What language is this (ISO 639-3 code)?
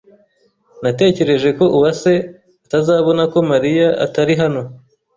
kin